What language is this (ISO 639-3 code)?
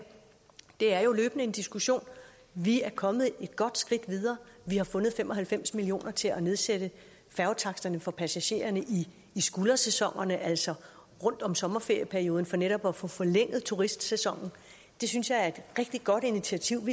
dan